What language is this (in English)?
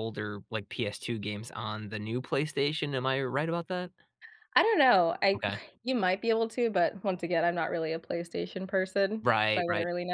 English